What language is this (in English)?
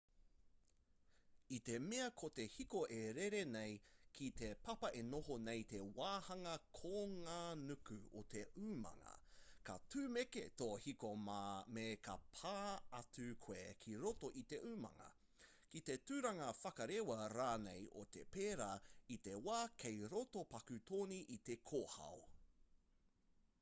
Māori